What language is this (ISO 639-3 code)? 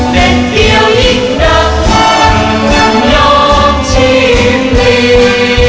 tha